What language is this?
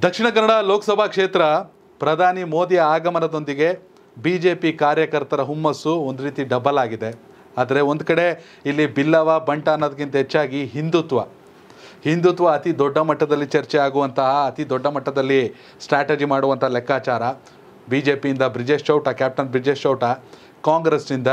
Kannada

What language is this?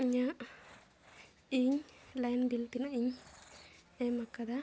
Santali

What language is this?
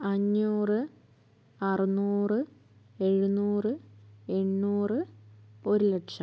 Malayalam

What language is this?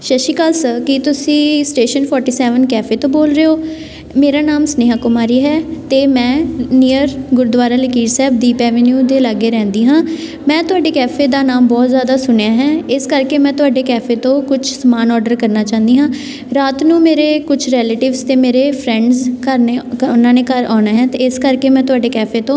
Punjabi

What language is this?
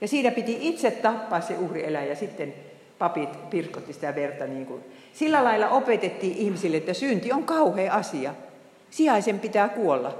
Finnish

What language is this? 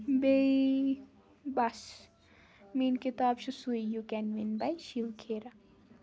Kashmiri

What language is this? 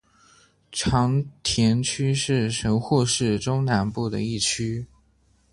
Chinese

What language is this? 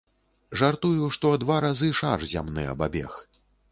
Belarusian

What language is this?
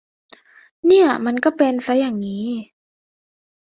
Thai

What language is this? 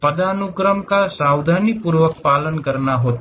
Hindi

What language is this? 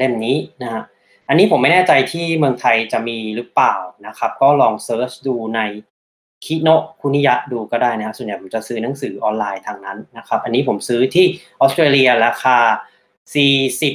Thai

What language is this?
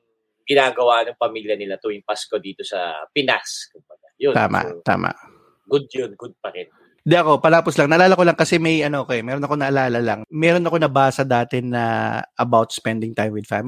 Filipino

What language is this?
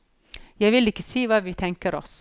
Norwegian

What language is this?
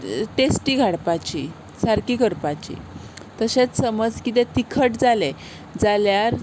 Konkani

